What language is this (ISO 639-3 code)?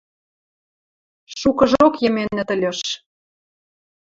mrj